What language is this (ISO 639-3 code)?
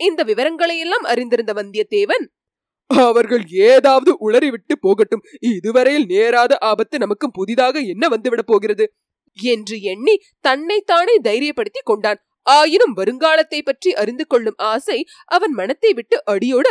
tam